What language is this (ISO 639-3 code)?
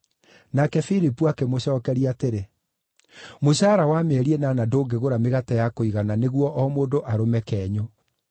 kik